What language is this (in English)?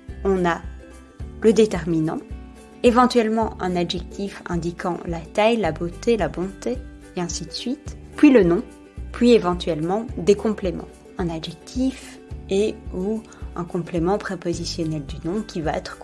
French